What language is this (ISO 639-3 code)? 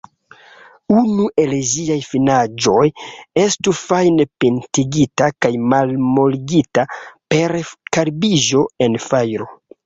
epo